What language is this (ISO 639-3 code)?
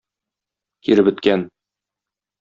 tat